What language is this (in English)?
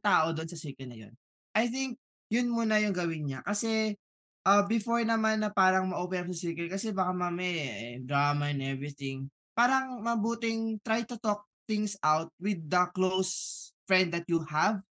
Filipino